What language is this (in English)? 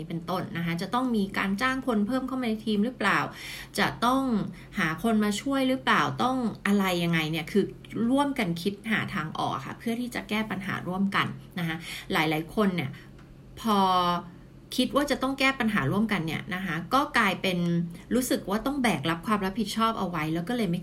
Thai